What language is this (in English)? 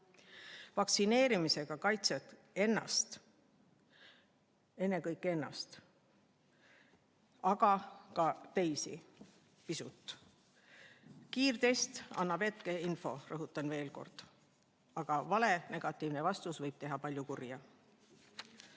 Estonian